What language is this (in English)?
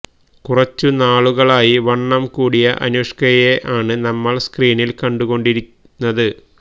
Malayalam